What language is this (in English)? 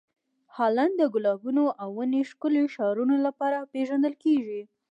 Pashto